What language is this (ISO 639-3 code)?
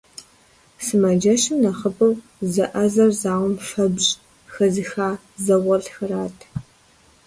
kbd